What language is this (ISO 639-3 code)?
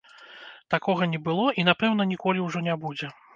bel